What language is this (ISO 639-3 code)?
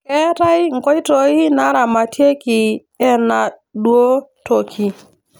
mas